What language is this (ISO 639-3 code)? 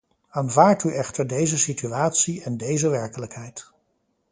nld